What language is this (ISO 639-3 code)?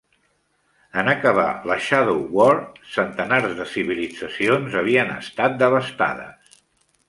cat